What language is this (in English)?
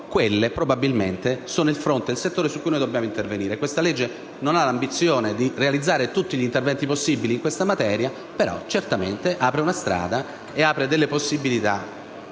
Italian